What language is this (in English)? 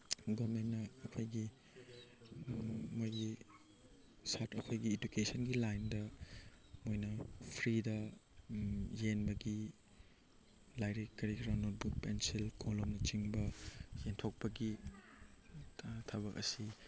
Manipuri